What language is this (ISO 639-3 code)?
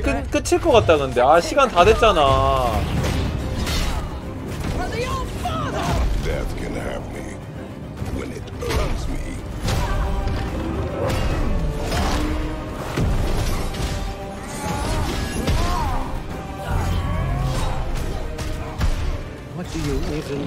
kor